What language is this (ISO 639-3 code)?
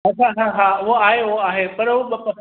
snd